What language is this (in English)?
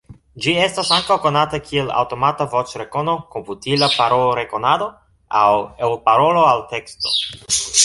Esperanto